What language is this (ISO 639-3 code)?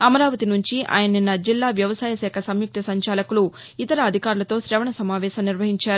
tel